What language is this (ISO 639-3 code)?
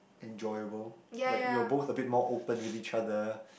eng